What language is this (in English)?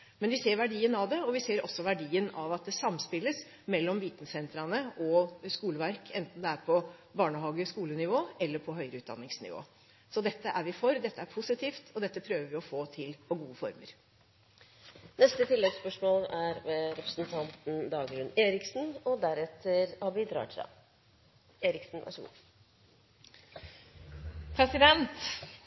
Norwegian